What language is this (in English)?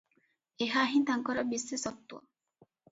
Odia